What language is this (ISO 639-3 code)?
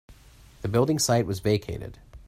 eng